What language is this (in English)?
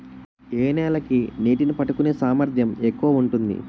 Telugu